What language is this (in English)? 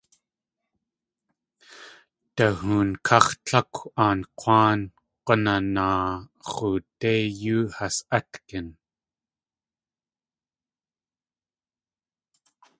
Tlingit